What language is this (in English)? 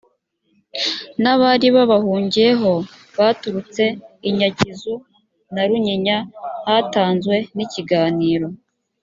Kinyarwanda